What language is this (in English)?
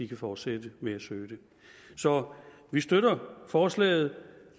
Danish